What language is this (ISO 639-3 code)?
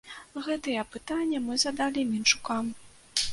bel